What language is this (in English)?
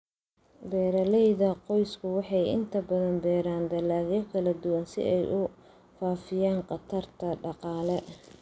Somali